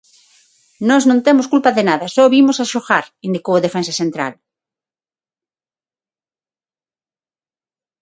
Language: Galician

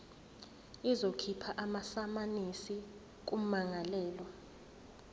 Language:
Zulu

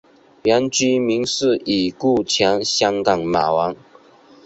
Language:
Chinese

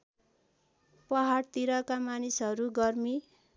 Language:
Nepali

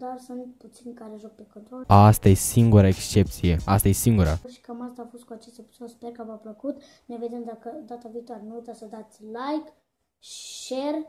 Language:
Romanian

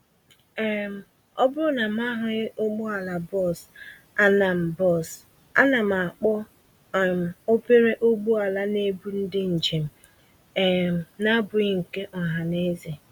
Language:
Igbo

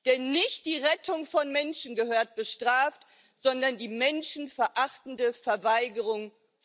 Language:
German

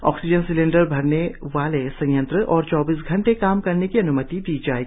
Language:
Hindi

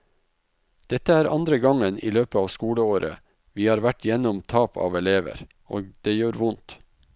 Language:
Norwegian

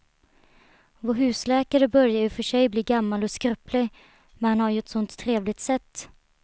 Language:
Swedish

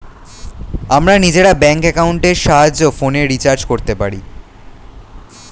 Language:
Bangla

